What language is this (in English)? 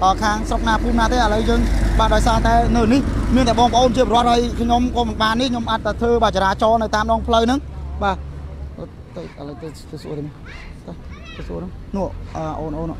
Thai